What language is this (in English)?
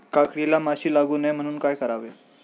Marathi